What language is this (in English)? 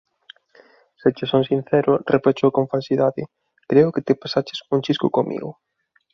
Galician